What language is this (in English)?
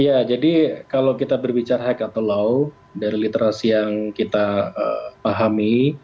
Indonesian